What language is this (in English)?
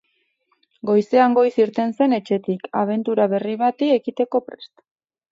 Basque